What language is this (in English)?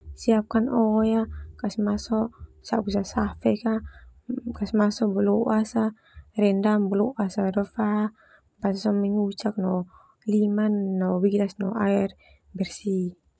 Termanu